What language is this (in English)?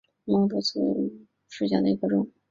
Chinese